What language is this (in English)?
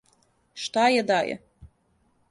Serbian